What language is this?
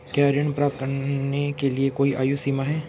Hindi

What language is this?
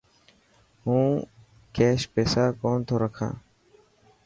Dhatki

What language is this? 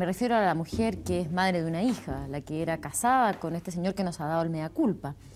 Spanish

